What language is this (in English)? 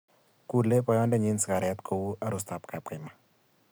Kalenjin